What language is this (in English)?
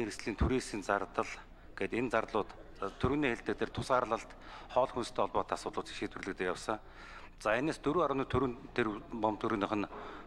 Korean